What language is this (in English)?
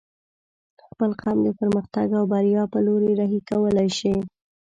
Pashto